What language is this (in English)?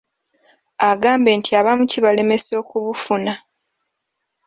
Ganda